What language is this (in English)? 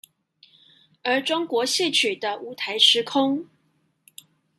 Chinese